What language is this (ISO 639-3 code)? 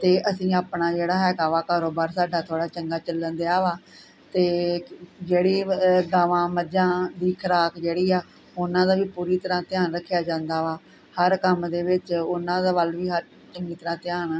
pan